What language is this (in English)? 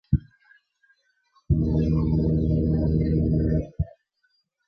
Spanish